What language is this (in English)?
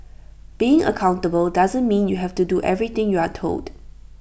English